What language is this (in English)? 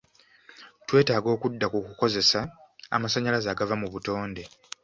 Ganda